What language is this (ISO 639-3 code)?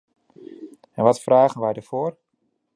nld